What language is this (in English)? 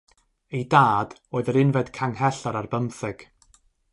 Welsh